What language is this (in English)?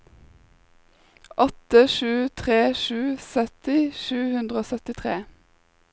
Norwegian